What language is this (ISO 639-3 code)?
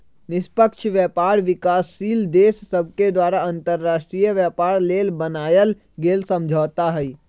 mag